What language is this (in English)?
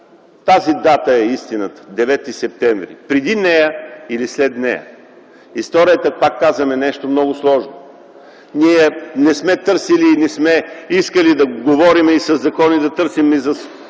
Bulgarian